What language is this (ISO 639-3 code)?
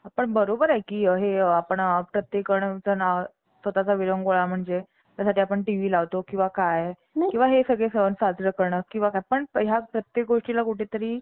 mar